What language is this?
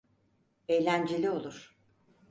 Turkish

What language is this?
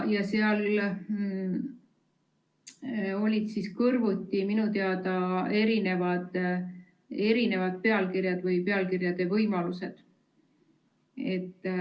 Estonian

